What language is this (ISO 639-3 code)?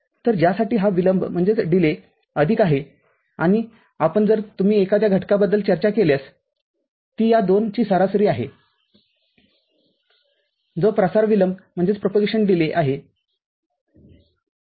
mar